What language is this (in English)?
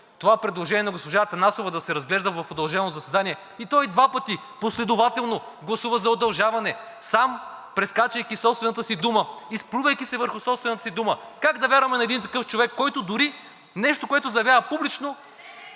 Bulgarian